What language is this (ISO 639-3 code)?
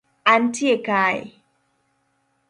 luo